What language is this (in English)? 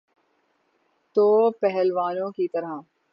Urdu